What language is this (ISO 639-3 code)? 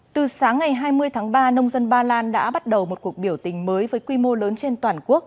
vie